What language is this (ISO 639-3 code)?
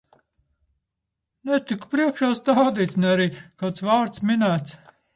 lav